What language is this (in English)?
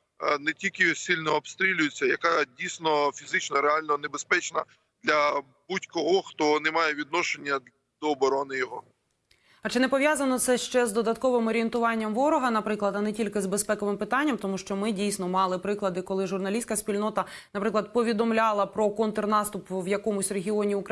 Ukrainian